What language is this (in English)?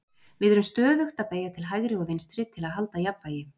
Icelandic